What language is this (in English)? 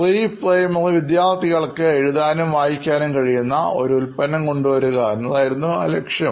Malayalam